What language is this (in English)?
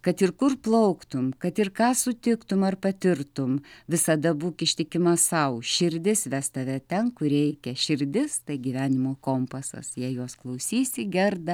Lithuanian